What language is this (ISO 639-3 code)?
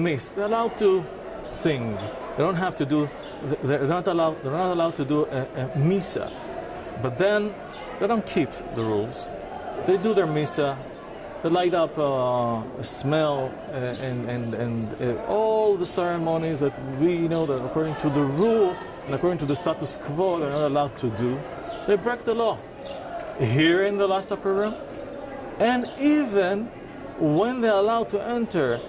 eng